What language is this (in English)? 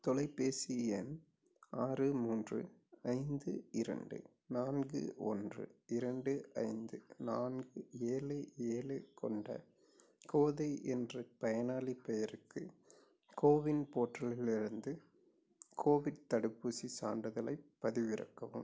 Tamil